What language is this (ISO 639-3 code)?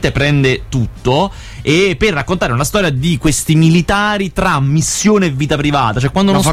ita